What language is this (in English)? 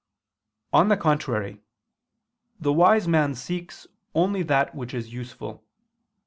English